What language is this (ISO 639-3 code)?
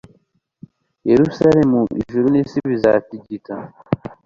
kin